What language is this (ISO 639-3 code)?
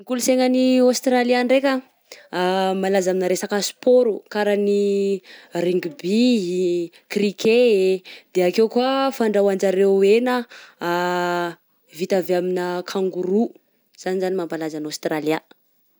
bzc